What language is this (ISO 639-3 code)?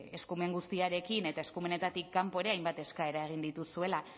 eus